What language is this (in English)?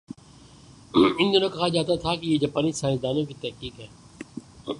Urdu